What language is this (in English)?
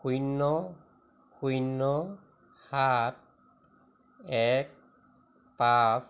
Assamese